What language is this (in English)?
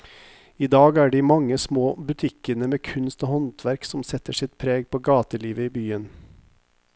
Norwegian